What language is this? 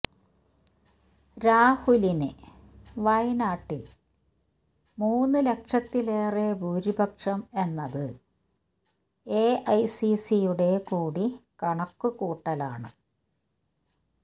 Malayalam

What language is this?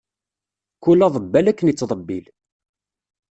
Kabyle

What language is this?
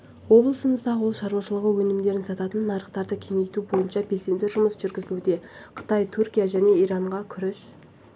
Kazakh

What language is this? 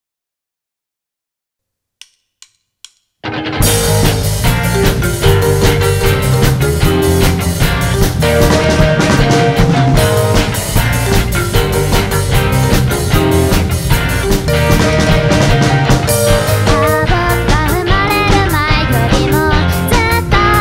Thai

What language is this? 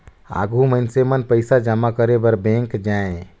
Chhattisgarhi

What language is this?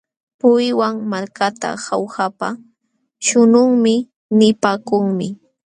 Jauja Wanca Quechua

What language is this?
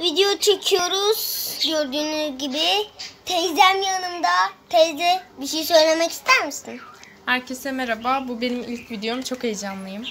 Turkish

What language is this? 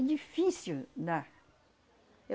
Portuguese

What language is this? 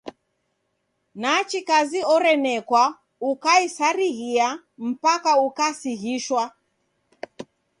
Taita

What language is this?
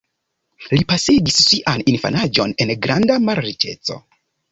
Esperanto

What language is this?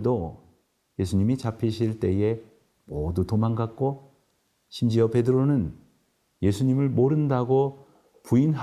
Korean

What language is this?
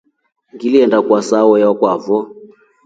Rombo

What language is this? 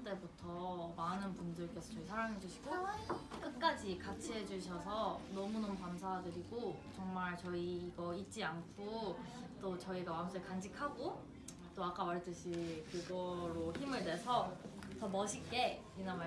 Korean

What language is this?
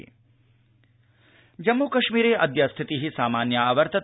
Sanskrit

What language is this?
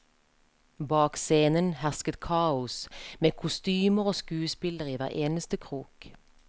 Norwegian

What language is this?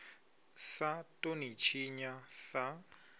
Venda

